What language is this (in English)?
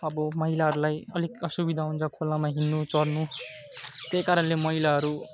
Nepali